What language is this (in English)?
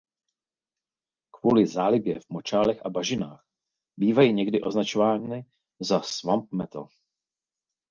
Czech